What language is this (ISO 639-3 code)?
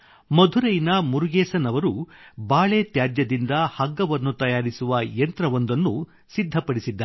kan